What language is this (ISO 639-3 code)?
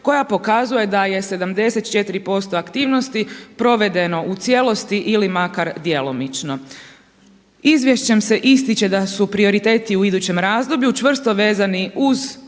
hrv